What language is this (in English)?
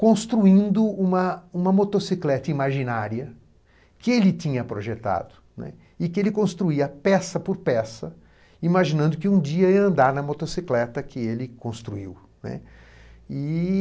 Portuguese